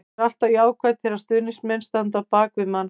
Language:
Icelandic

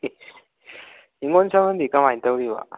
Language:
Manipuri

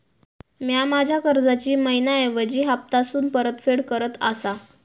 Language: Marathi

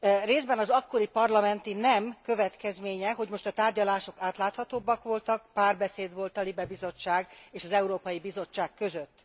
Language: Hungarian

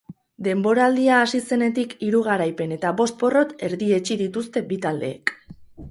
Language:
Basque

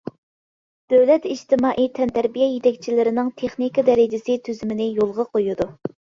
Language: Uyghur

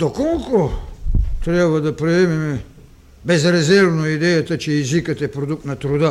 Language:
Bulgarian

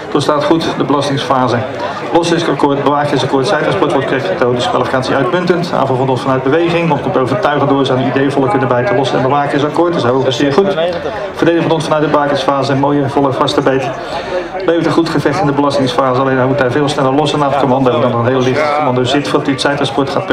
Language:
Dutch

